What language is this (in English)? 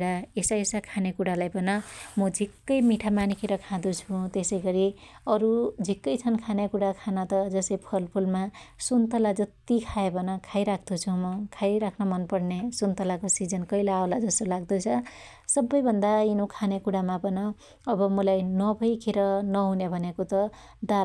Dotyali